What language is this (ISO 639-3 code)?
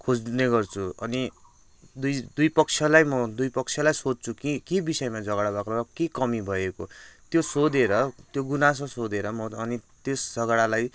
nep